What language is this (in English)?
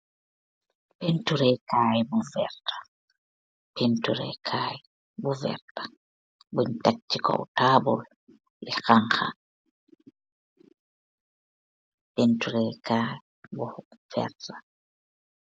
Wolof